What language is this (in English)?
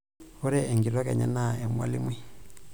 Masai